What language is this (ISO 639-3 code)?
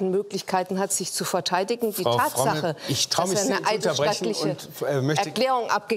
deu